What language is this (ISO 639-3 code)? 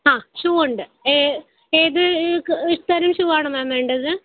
mal